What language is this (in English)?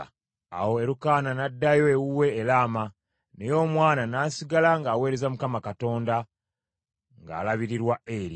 Ganda